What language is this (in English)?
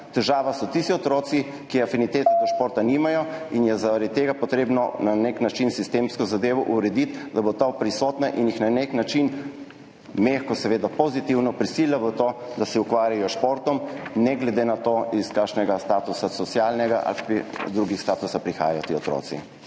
Slovenian